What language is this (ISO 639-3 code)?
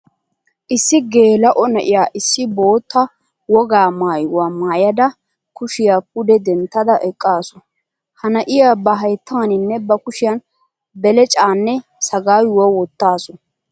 wal